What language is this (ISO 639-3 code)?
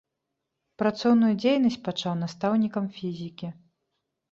bel